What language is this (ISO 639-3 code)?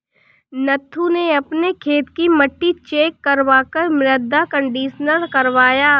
hin